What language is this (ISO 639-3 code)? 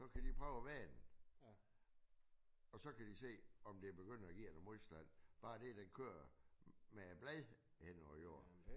dan